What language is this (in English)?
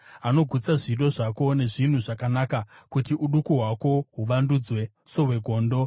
Shona